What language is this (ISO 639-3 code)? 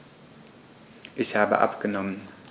deu